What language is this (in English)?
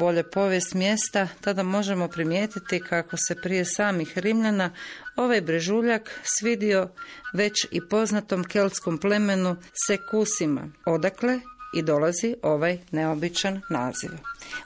Croatian